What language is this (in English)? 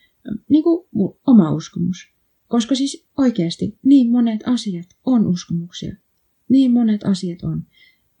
Finnish